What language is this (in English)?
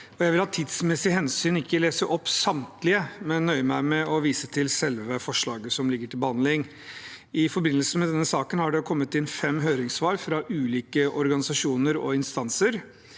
Norwegian